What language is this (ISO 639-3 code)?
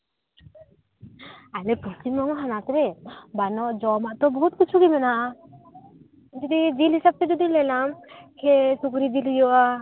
sat